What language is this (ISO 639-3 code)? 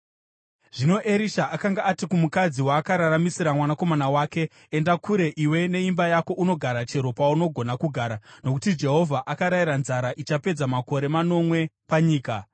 sna